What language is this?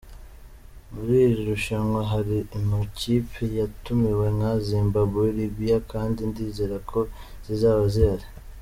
Kinyarwanda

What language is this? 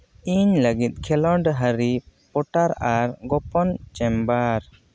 Santali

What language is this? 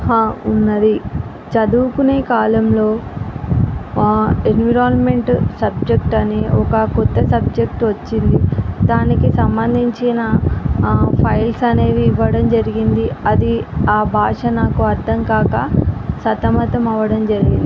Telugu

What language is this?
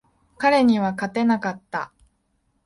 Japanese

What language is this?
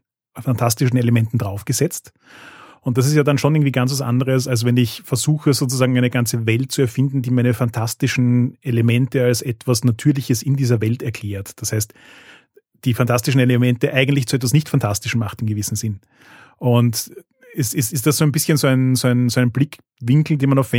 German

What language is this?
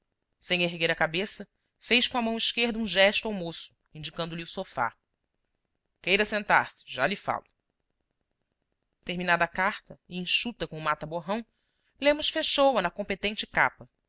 Portuguese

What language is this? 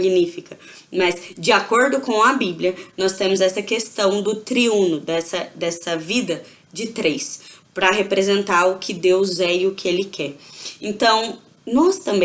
Portuguese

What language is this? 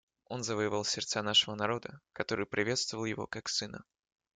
Russian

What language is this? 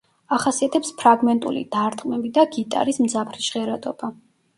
Georgian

